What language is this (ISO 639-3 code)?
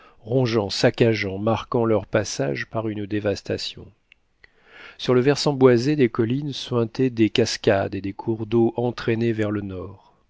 fra